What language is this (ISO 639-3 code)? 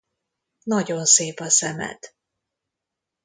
hun